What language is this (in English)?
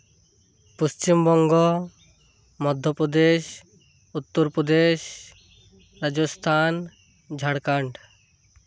Santali